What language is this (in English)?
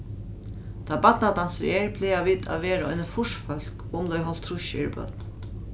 Faroese